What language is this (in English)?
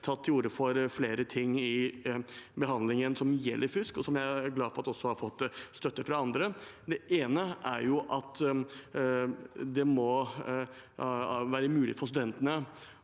Norwegian